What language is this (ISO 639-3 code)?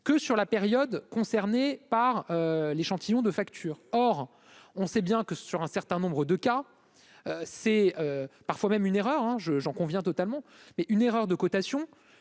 fra